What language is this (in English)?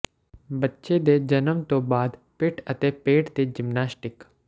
Punjabi